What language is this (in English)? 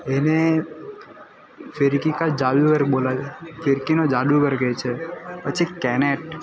Gujarati